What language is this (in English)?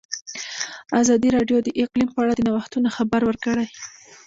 Pashto